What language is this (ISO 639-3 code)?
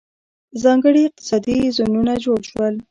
pus